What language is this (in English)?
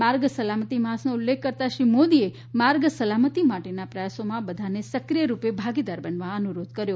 Gujarati